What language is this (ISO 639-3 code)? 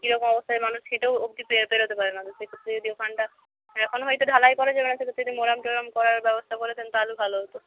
ben